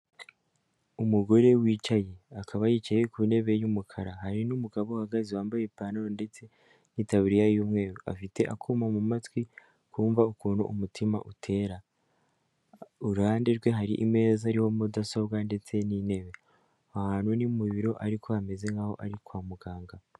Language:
Kinyarwanda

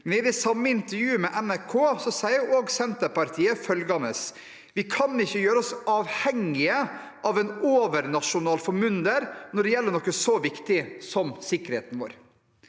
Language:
Norwegian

